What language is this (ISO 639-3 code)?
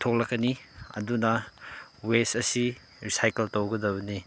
mni